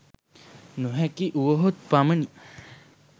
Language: Sinhala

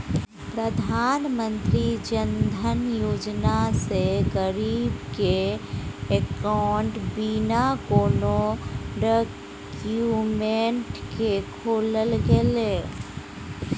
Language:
Maithili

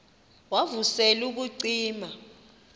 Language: Xhosa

